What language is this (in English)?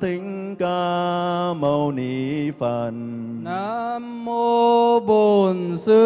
Vietnamese